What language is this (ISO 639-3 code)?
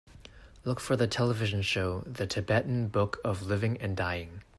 eng